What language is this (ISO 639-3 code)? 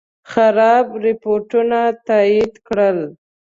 pus